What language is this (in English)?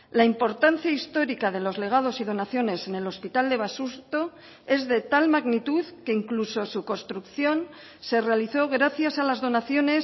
Spanish